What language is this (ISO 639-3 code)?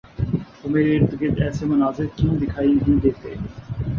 urd